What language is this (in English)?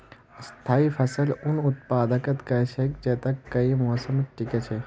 Magahi